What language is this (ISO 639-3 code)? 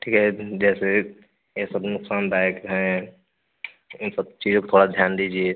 hin